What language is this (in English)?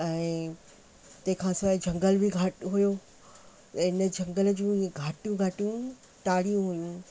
Sindhi